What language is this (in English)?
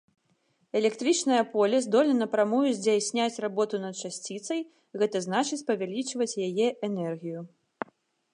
Belarusian